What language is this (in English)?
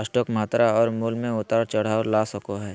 Magahi